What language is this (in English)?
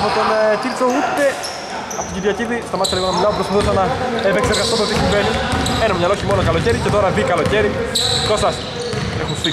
Greek